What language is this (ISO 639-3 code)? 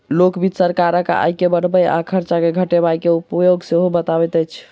mai